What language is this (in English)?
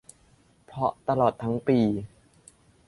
Thai